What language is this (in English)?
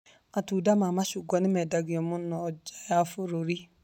Kikuyu